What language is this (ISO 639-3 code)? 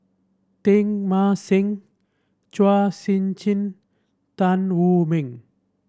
eng